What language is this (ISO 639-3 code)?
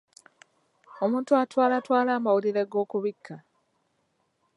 lug